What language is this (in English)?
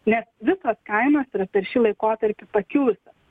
Lithuanian